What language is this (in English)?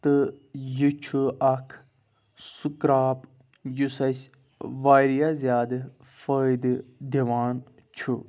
Kashmiri